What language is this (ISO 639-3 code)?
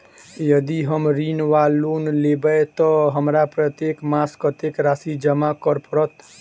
mai